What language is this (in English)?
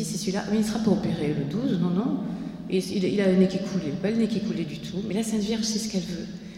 French